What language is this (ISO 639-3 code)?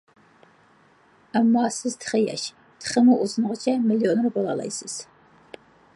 uig